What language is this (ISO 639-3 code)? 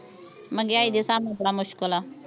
pan